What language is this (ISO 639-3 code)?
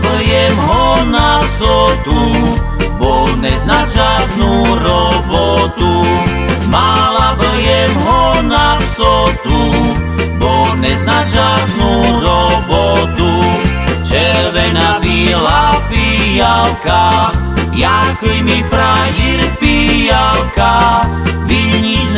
slk